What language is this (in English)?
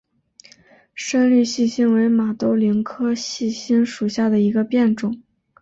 Chinese